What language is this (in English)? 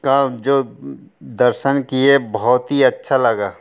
Hindi